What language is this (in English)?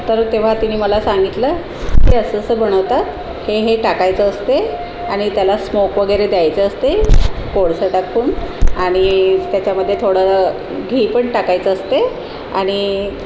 Marathi